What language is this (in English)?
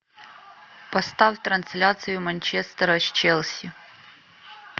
Russian